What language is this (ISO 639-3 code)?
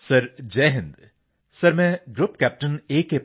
pan